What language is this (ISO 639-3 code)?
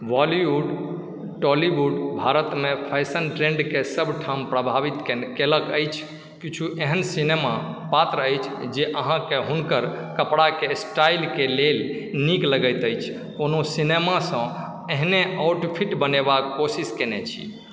mai